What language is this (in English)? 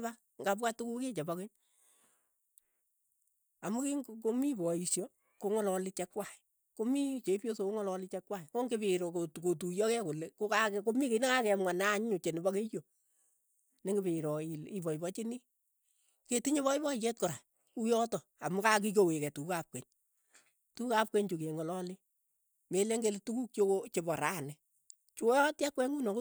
Keiyo